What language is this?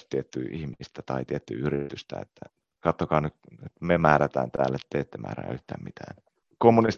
Finnish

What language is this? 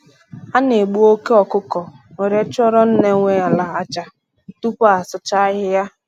Igbo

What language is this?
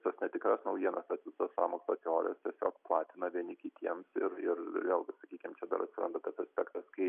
Lithuanian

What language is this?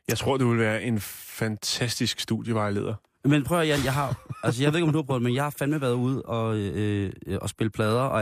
Danish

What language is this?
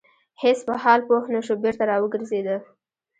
Pashto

